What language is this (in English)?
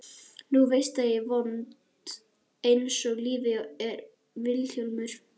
Icelandic